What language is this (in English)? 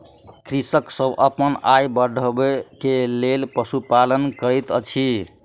Maithili